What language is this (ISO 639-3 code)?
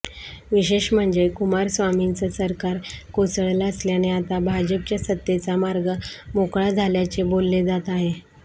mar